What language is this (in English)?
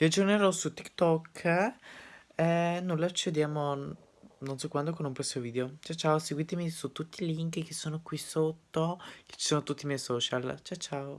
Italian